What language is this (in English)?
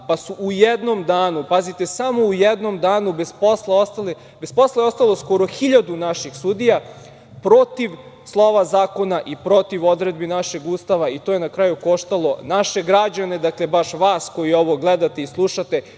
Serbian